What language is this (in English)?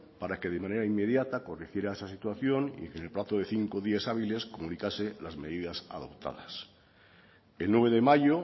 Spanish